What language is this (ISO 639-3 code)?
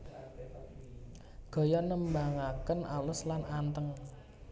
jav